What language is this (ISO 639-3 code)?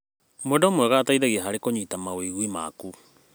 kik